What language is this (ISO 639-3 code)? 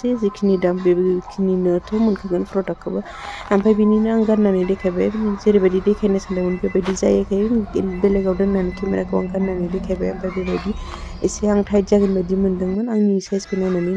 ind